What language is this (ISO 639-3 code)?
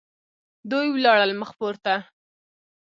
pus